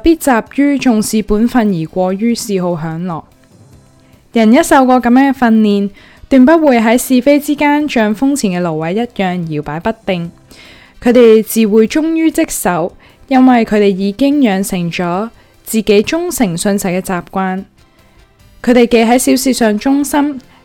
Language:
Chinese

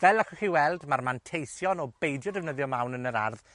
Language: Welsh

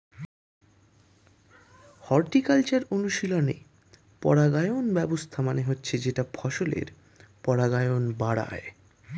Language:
Bangla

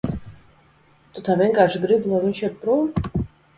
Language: Latvian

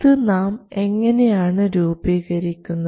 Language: Malayalam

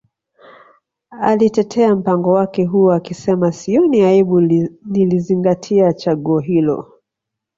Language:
Swahili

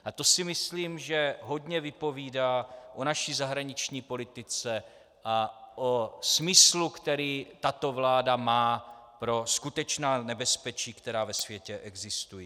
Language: Czech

